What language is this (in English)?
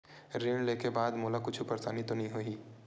Chhattisgarhi